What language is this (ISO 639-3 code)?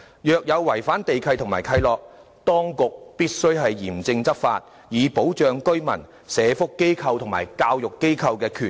yue